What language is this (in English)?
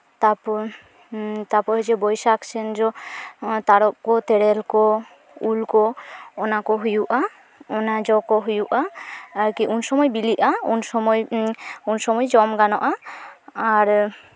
Santali